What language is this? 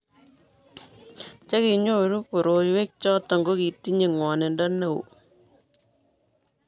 Kalenjin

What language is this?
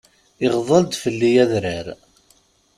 Kabyle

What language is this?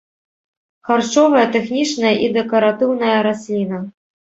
Belarusian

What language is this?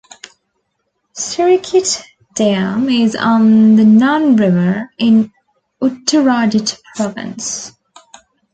English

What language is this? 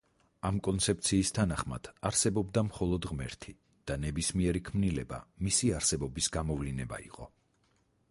Georgian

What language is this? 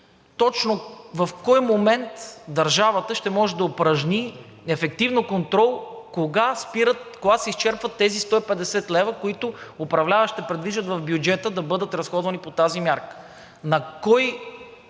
Bulgarian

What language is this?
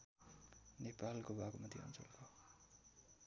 Nepali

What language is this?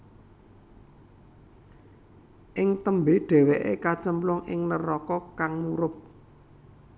Javanese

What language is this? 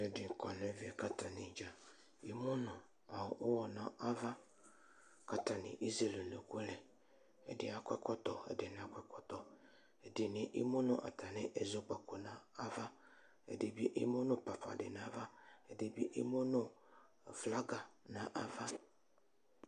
Ikposo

